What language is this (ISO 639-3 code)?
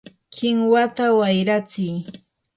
qur